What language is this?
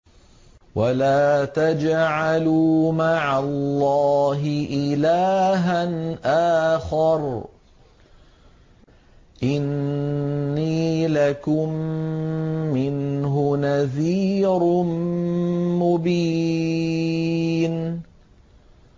Arabic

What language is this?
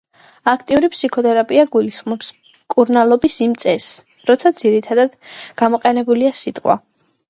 Georgian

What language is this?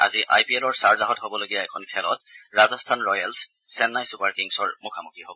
Assamese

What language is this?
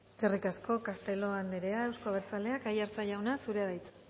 Basque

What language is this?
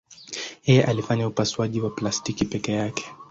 Swahili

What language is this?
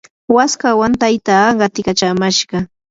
Yanahuanca Pasco Quechua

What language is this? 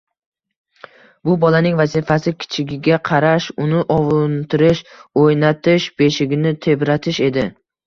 Uzbek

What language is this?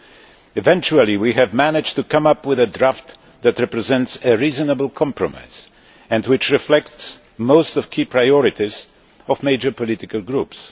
English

